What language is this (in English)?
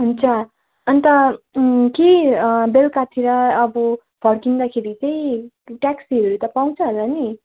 Nepali